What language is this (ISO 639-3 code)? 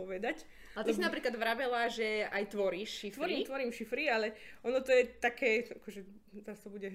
slk